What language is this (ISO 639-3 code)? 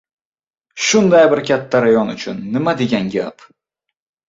uzb